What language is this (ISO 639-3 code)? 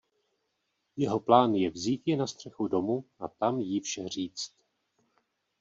ces